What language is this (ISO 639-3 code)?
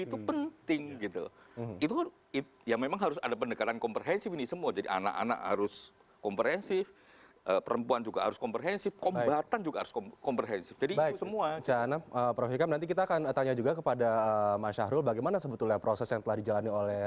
ind